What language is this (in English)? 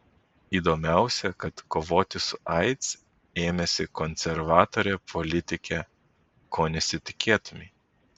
Lithuanian